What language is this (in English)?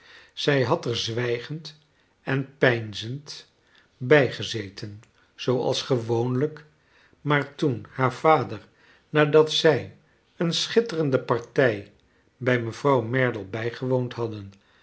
Dutch